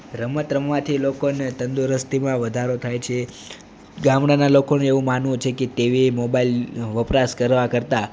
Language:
Gujarati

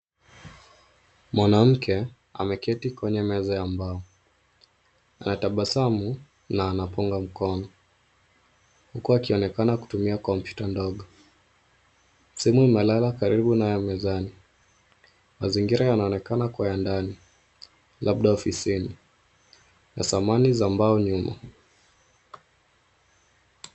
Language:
Swahili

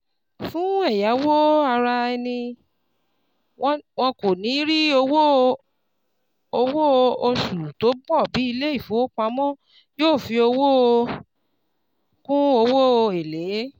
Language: Yoruba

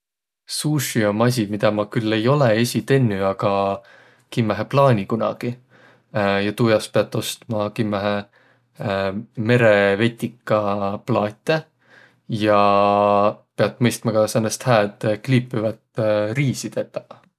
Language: Võro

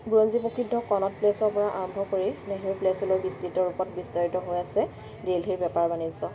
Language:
Assamese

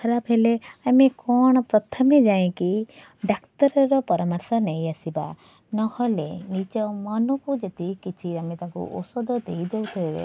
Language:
Odia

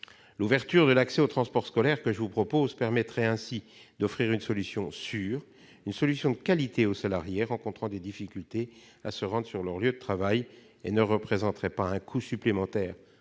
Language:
French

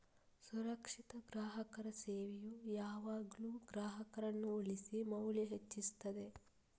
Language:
Kannada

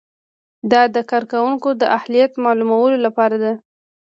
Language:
Pashto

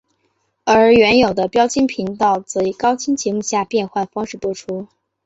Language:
Chinese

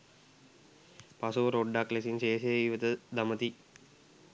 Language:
Sinhala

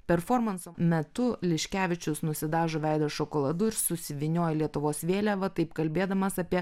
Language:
Lithuanian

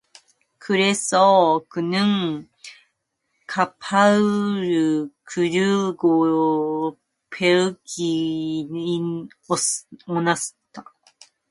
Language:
Korean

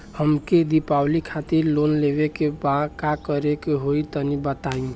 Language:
Bhojpuri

